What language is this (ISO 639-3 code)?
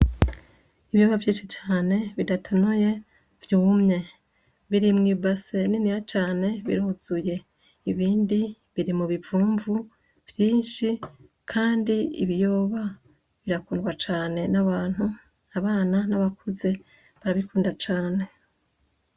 run